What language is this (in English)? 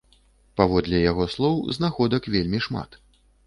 Belarusian